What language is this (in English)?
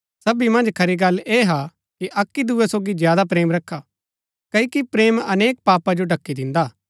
Gaddi